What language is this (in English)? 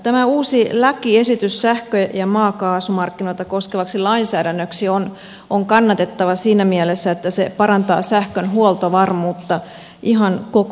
Finnish